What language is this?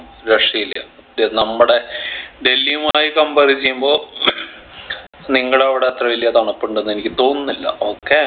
Malayalam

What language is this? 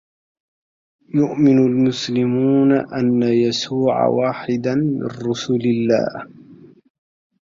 Arabic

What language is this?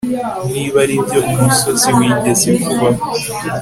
Kinyarwanda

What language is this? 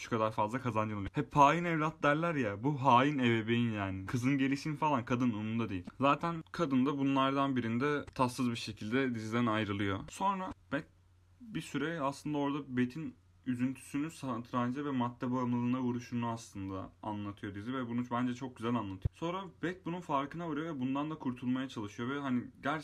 Turkish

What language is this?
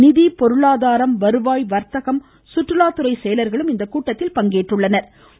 Tamil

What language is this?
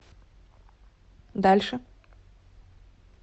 Russian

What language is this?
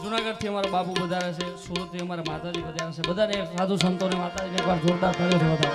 Gujarati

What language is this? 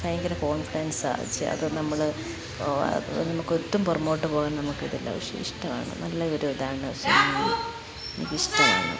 Malayalam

